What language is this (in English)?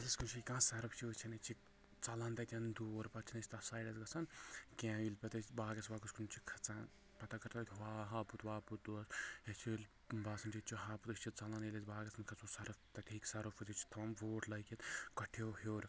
Kashmiri